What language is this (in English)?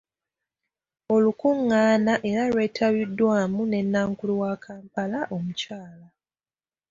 Ganda